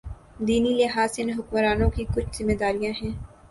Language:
Urdu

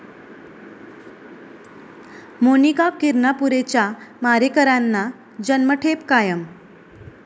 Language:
Marathi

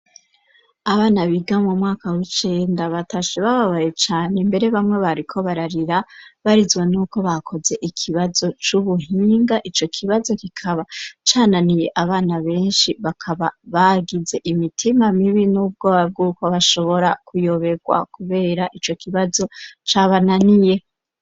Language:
Rundi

